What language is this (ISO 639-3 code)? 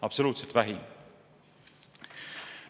est